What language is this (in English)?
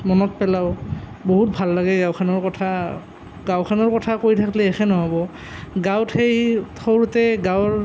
Assamese